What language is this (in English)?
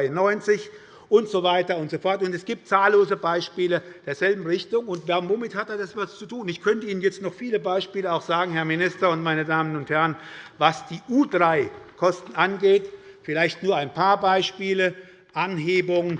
German